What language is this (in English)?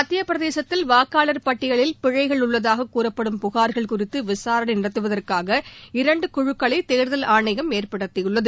Tamil